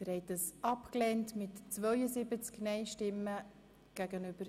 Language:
Swiss German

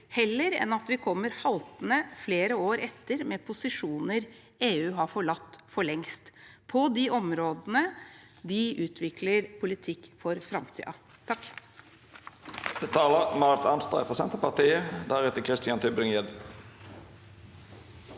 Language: Norwegian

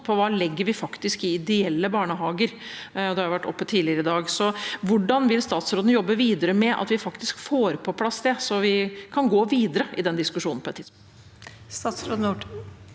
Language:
Norwegian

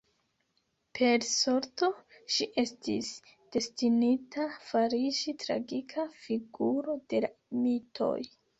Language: Esperanto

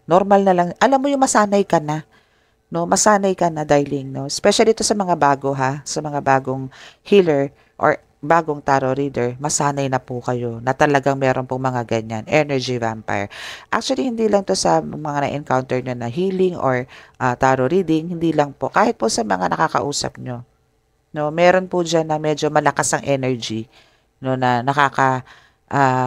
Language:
Filipino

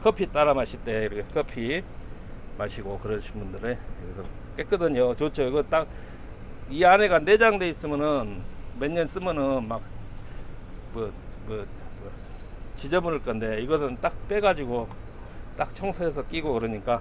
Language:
Korean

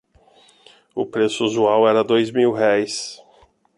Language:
Portuguese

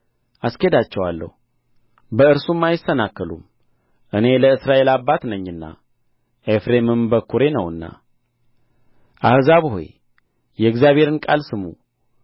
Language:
Amharic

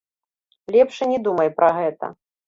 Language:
Belarusian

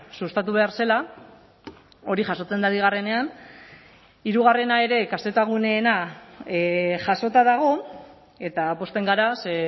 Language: Basque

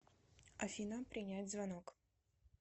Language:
Russian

